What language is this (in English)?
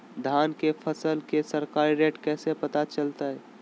Magahi